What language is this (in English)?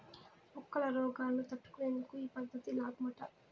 Telugu